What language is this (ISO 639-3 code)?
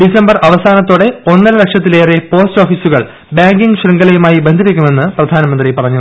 mal